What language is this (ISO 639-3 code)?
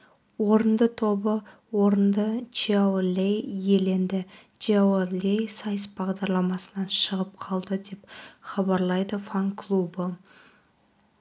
kaz